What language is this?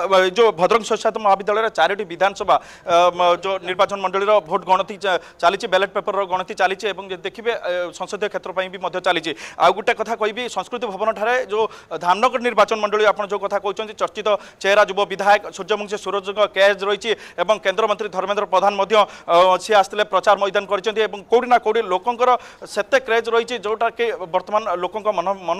Bangla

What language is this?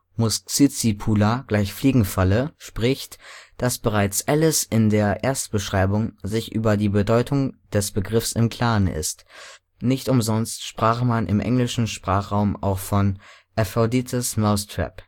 German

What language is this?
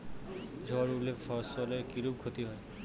Bangla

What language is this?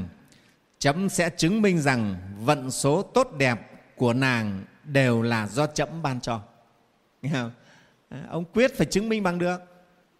Vietnamese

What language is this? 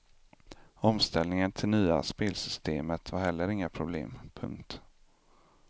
Swedish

